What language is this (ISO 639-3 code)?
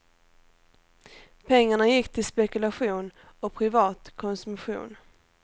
swe